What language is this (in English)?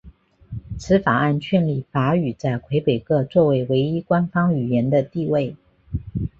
Chinese